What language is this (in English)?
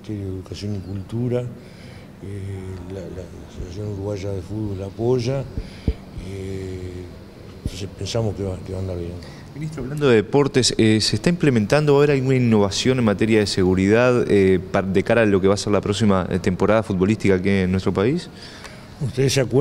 Spanish